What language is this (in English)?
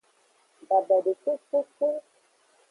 Aja (Benin)